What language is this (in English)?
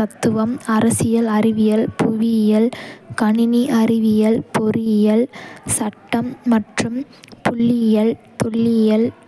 Kota (India)